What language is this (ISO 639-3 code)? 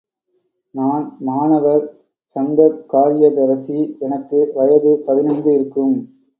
tam